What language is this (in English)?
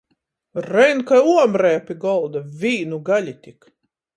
Latgalian